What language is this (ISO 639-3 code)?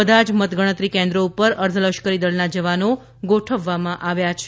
guj